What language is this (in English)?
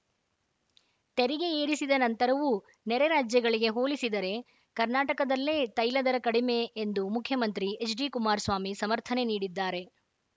Kannada